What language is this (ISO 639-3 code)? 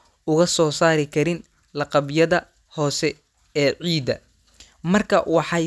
som